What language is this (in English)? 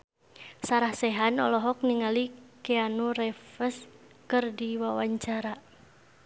Sundanese